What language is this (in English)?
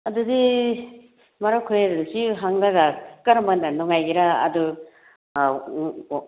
Manipuri